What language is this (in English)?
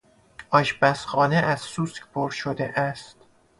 Persian